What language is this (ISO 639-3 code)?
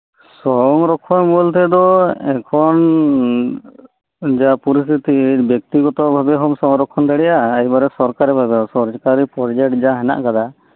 sat